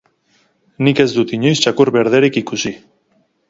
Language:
Basque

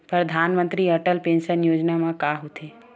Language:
Chhattisgarhi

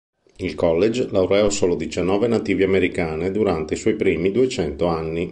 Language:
Italian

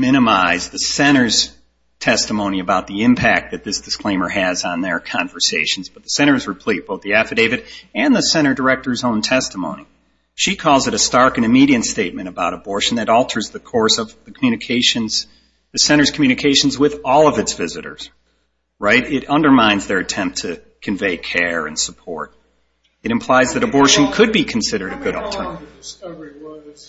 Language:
English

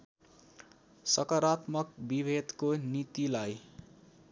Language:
Nepali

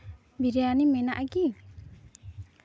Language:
Santali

